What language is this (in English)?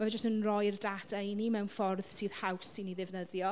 Welsh